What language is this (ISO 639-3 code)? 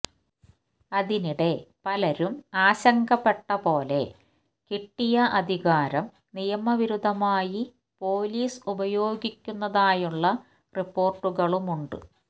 mal